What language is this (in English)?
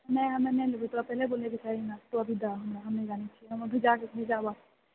Maithili